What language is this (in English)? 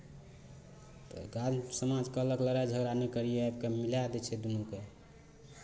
Maithili